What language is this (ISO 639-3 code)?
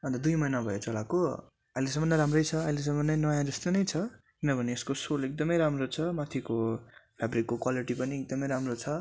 nep